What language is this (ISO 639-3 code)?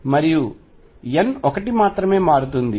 tel